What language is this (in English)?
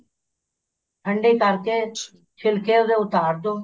Punjabi